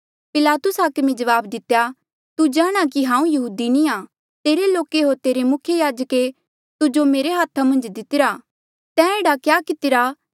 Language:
Mandeali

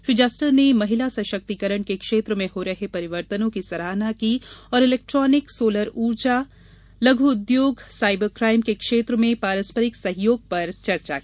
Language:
Hindi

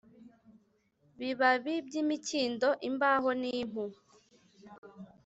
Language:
Kinyarwanda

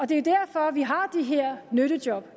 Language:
Danish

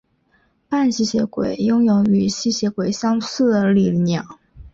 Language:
Chinese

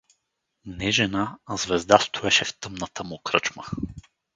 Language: Bulgarian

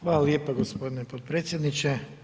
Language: Croatian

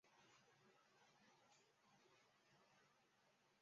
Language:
Chinese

